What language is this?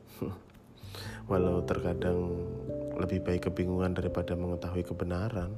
Indonesian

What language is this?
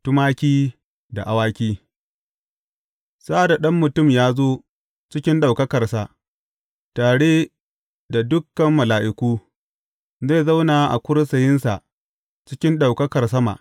Hausa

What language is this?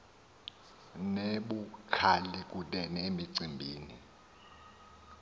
Xhosa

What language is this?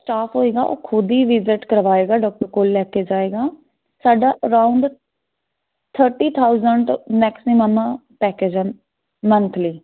Punjabi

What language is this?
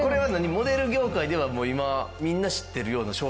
Japanese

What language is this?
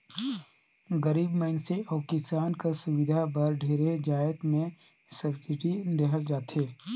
Chhattisgarhi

